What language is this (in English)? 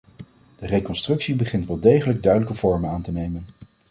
Dutch